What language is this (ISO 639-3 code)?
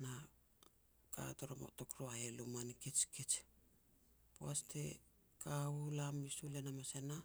pex